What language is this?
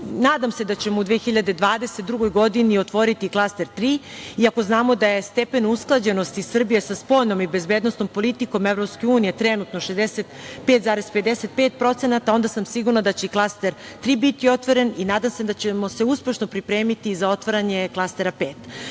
Serbian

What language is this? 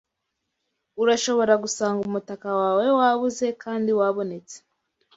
Kinyarwanda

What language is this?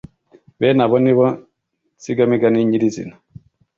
Kinyarwanda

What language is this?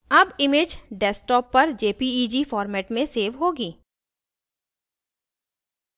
Hindi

